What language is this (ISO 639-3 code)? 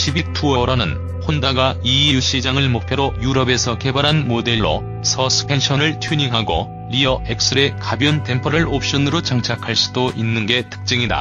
kor